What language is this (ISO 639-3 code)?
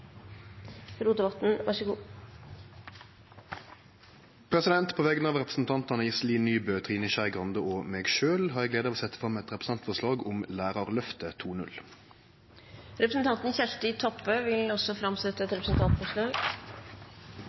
nno